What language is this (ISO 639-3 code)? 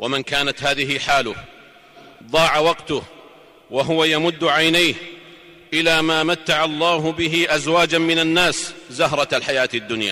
ara